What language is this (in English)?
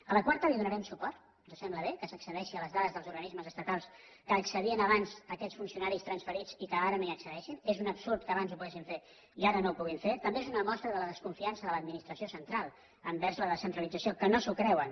Catalan